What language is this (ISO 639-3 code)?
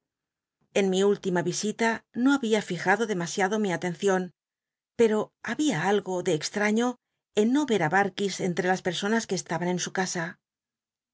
spa